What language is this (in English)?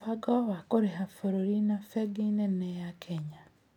Kikuyu